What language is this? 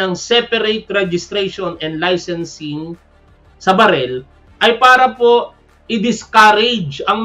Filipino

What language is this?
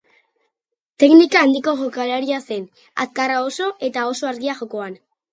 Basque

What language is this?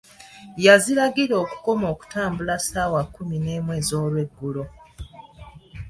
Ganda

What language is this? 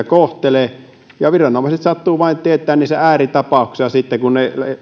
Finnish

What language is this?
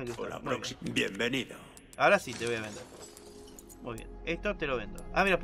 Spanish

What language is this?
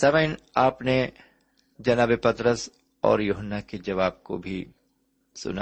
Urdu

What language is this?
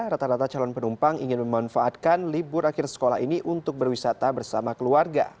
Indonesian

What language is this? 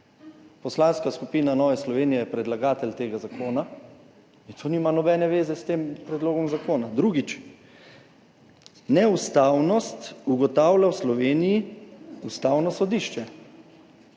Slovenian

